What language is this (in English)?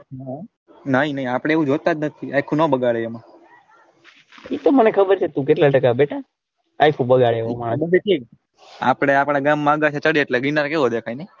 Gujarati